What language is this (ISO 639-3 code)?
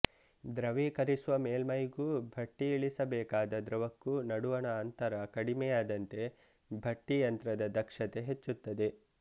kan